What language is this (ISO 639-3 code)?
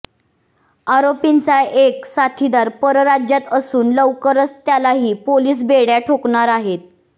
mar